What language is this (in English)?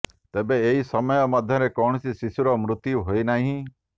Odia